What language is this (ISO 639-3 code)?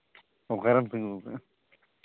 sat